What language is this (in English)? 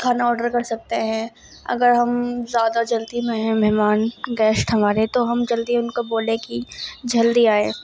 Urdu